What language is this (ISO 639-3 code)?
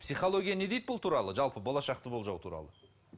kaz